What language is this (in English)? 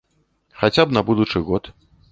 Belarusian